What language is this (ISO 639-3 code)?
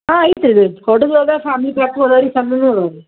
kan